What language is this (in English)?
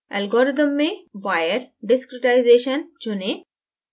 Hindi